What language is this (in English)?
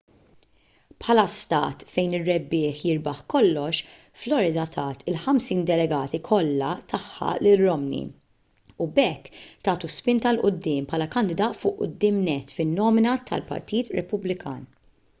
Maltese